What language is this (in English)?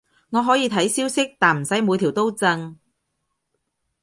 Cantonese